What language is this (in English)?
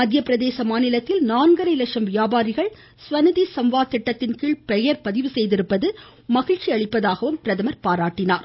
Tamil